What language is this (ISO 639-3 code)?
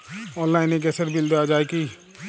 ben